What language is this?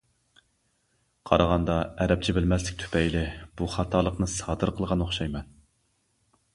Uyghur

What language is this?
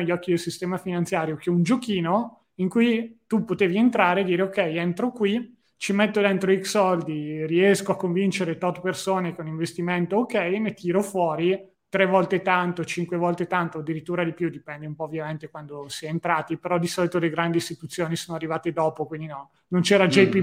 Italian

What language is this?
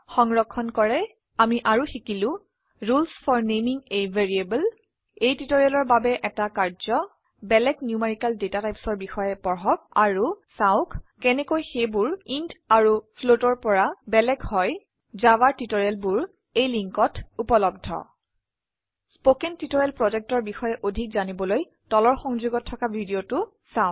Assamese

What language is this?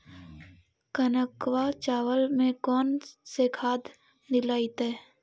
Magahi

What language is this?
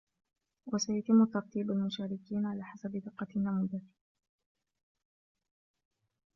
Arabic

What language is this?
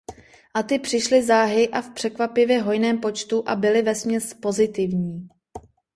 Czech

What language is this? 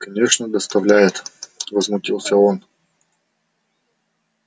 Russian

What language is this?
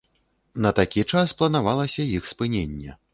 Belarusian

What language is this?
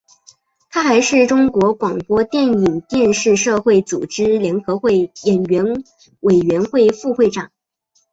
Chinese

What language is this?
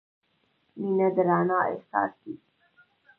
Pashto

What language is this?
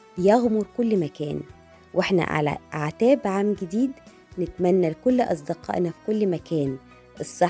Arabic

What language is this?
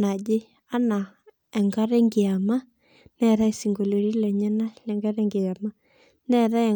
Masai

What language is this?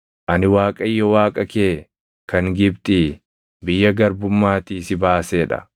Oromo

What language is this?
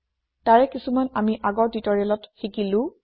Assamese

